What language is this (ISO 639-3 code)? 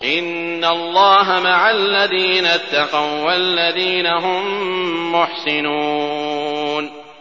ara